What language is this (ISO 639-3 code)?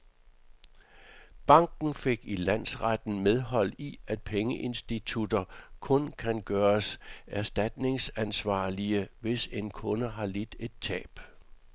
dan